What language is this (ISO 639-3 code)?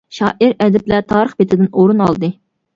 uig